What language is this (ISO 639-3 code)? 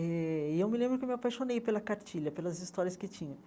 por